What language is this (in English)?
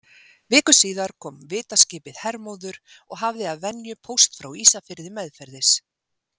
Icelandic